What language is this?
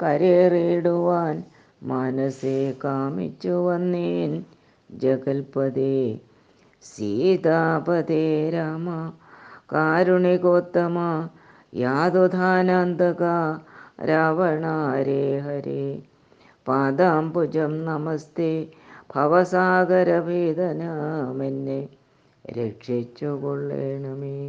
Malayalam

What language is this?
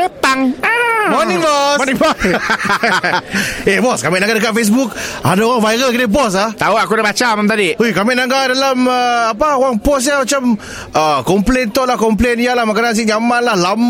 Malay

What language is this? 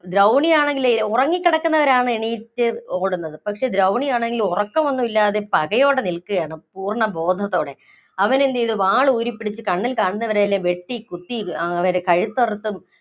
Malayalam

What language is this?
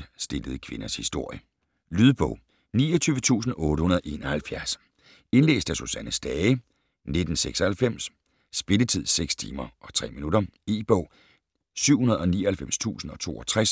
Danish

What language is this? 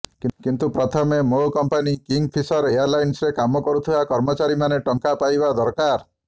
Odia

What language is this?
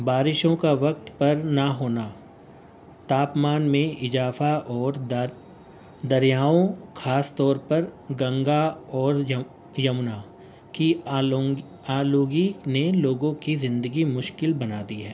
Urdu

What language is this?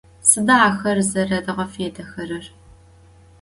Adyghe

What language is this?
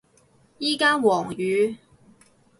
Cantonese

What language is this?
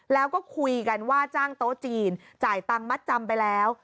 Thai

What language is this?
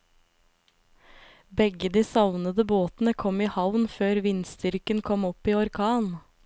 Norwegian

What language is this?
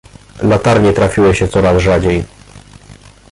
Polish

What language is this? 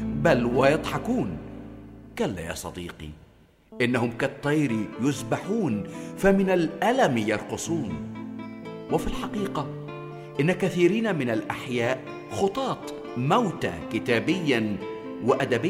Arabic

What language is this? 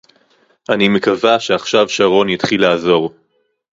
Hebrew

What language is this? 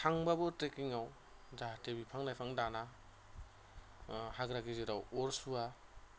Bodo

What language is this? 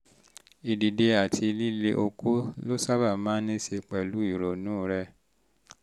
Yoruba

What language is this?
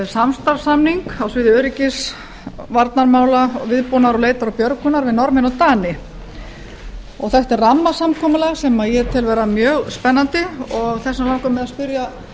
Icelandic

